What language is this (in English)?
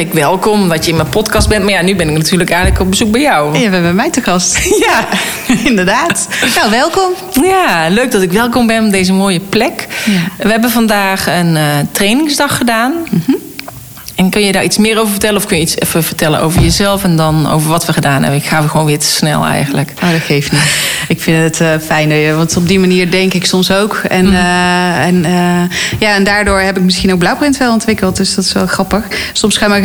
Dutch